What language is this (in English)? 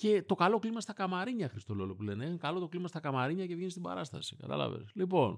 Greek